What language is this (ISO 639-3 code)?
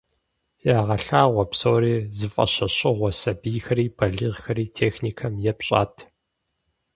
kbd